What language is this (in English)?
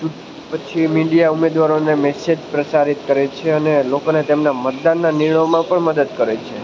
Gujarati